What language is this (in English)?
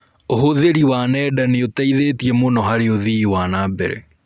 Kikuyu